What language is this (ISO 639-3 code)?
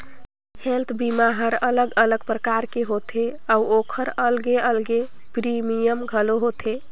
hne